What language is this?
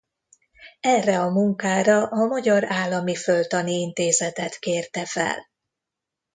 Hungarian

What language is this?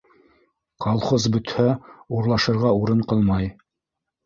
Bashkir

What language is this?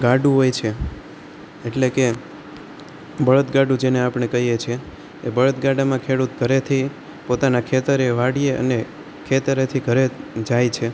Gujarati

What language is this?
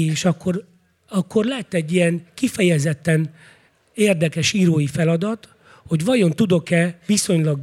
Hungarian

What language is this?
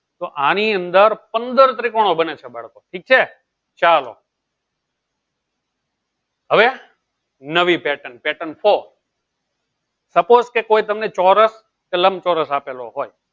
Gujarati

